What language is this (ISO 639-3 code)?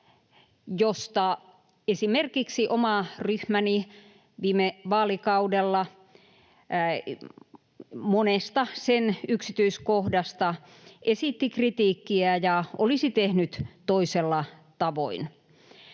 fin